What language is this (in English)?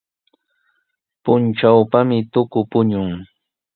Sihuas Ancash Quechua